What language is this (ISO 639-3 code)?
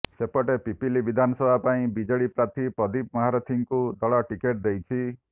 ori